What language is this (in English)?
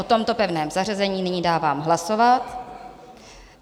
Czech